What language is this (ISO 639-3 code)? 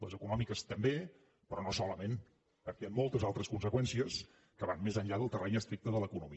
cat